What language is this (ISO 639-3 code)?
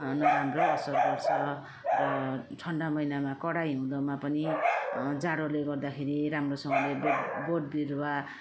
nep